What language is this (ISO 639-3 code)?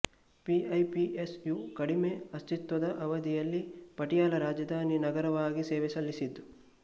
kan